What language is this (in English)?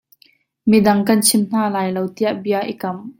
Hakha Chin